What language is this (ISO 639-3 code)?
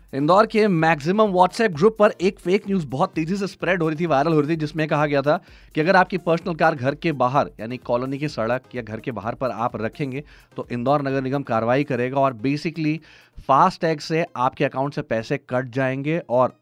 hin